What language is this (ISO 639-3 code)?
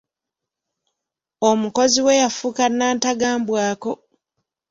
lug